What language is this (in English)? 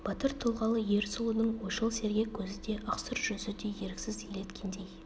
Kazakh